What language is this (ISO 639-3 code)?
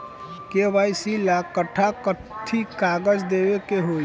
bho